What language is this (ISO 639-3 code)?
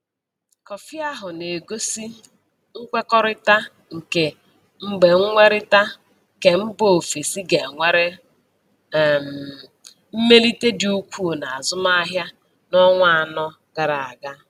ibo